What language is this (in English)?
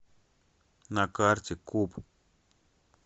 Russian